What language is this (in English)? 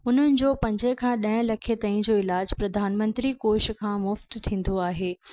Sindhi